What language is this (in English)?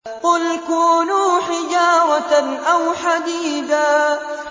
Arabic